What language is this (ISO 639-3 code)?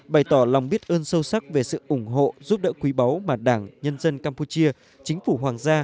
vie